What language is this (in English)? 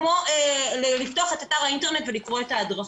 Hebrew